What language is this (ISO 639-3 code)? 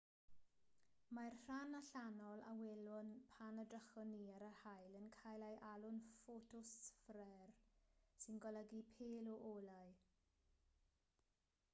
cym